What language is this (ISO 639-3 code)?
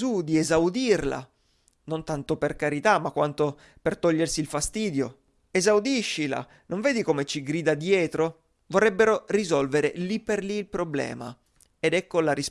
ita